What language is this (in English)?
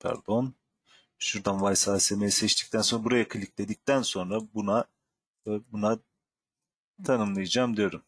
Turkish